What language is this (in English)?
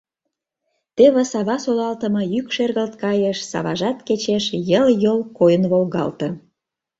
Mari